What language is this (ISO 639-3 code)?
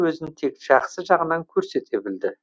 kaz